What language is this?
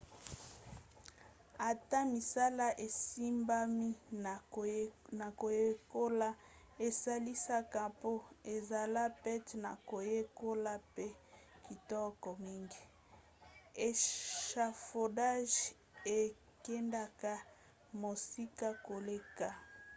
Lingala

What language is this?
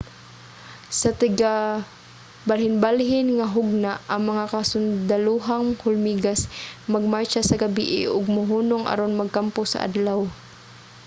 Cebuano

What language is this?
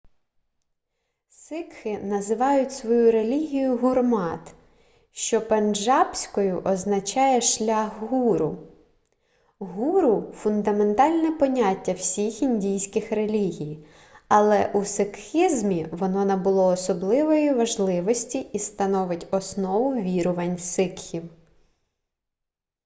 Ukrainian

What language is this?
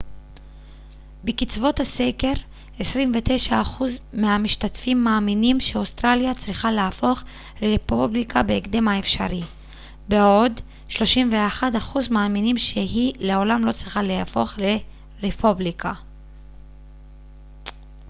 Hebrew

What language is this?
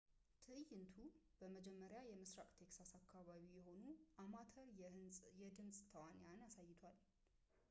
Amharic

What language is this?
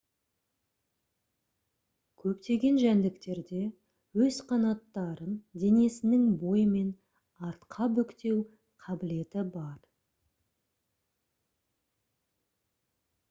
Kazakh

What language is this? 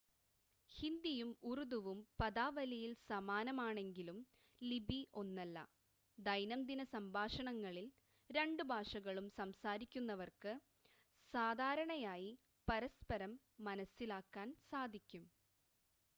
Malayalam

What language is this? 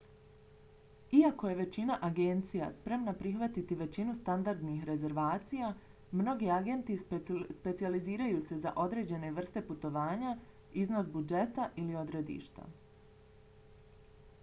Bosnian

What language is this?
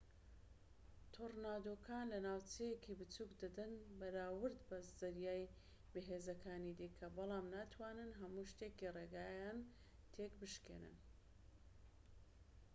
Central Kurdish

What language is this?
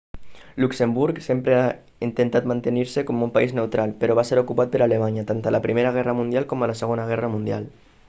Catalan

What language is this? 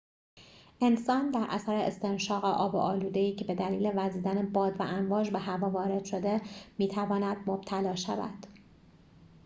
Persian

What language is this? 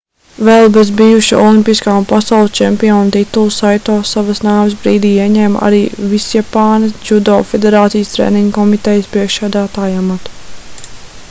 Latvian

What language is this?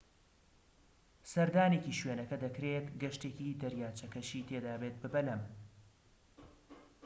Central Kurdish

